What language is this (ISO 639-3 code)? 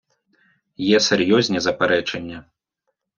ukr